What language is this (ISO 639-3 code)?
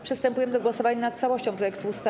pol